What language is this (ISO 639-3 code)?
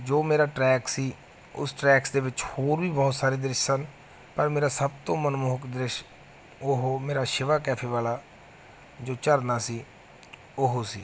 pan